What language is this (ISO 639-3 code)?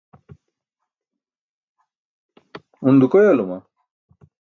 bsk